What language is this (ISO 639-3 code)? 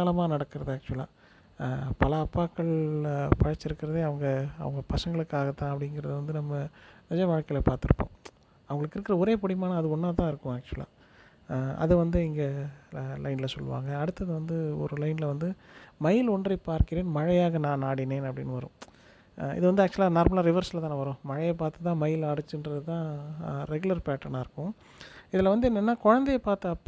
tam